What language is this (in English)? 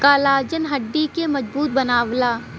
Bhojpuri